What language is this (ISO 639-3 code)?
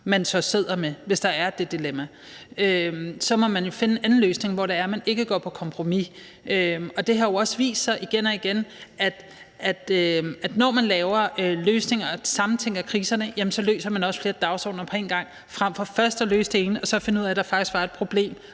dan